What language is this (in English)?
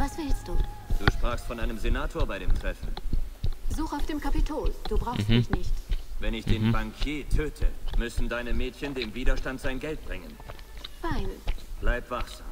German